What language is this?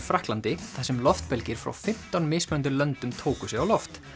Icelandic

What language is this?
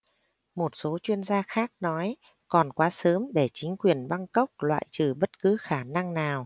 Vietnamese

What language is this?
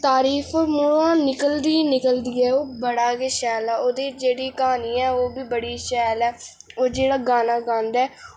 Dogri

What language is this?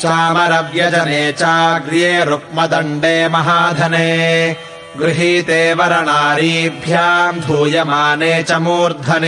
Kannada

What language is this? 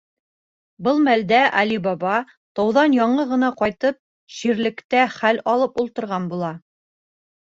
Bashkir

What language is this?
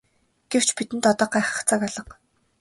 Mongolian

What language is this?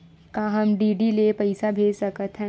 Chhattisgarhi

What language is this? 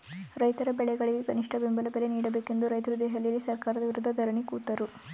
Kannada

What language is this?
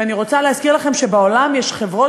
Hebrew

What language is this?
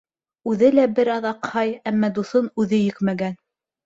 Bashkir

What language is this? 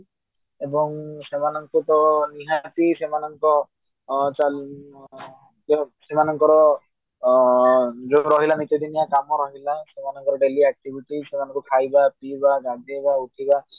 Odia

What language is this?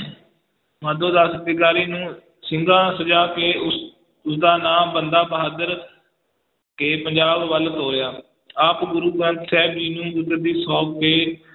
Punjabi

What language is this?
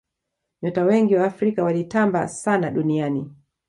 Swahili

